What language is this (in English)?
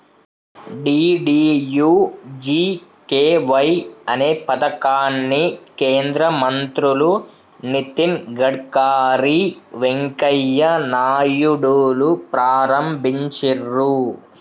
Telugu